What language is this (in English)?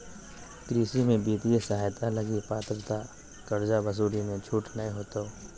Magahi